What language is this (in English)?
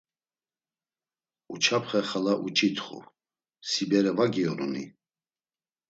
Laz